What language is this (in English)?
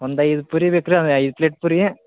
Kannada